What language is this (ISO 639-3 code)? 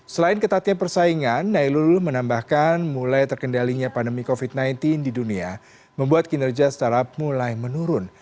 ind